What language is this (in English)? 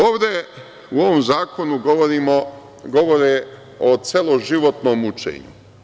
Serbian